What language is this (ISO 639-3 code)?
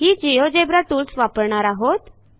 mar